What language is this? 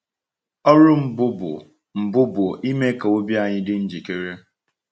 Igbo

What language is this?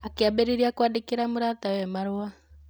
Kikuyu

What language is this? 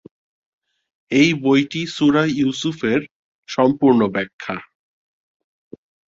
Bangla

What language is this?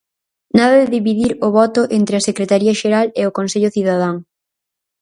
Galician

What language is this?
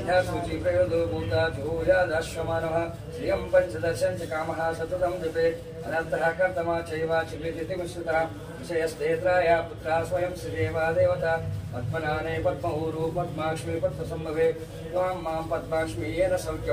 Arabic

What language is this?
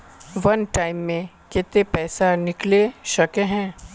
Magahi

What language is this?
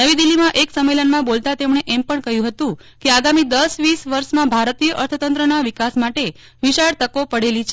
Gujarati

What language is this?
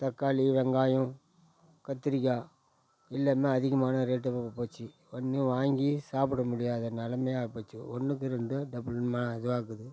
Tamil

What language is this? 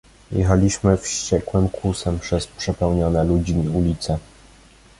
Polish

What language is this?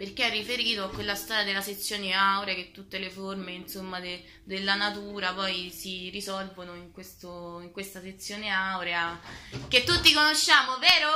Italian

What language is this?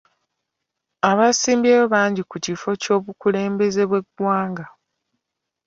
Ganda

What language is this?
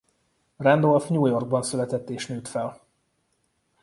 Hungarian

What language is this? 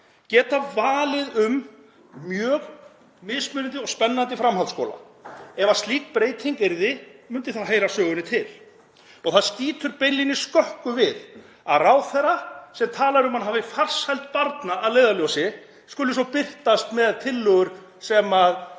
Icelandic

